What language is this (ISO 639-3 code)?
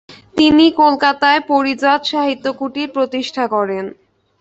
ben